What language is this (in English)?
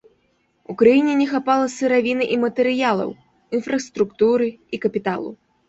Belarusian